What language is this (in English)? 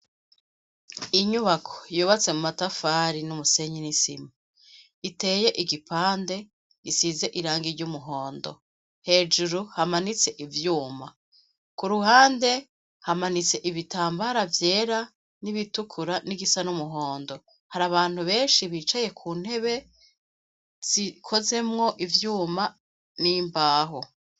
Rundi